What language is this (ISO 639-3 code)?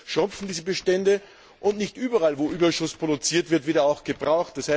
deu